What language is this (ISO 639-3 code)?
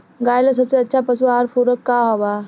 bho